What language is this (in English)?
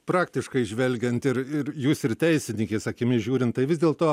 Lithuanian